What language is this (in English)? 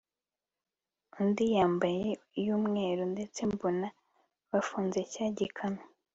Kinyarwanda